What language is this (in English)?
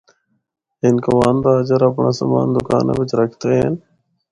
Northern Hindko